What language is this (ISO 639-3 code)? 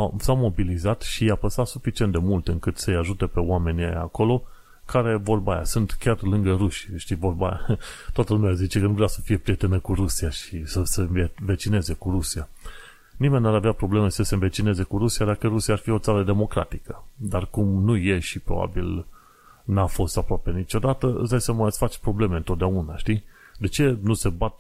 ron